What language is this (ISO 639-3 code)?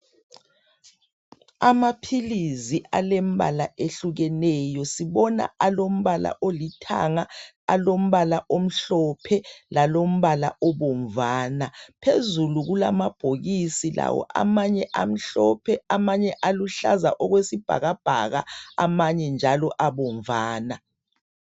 nde